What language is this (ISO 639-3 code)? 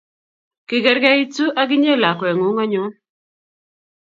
kln